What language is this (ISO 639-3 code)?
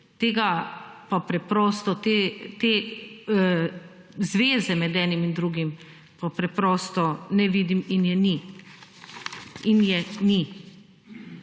slv